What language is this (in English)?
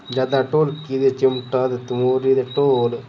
Dogri